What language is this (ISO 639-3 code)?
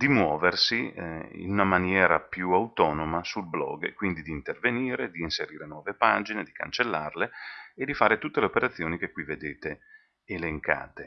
ita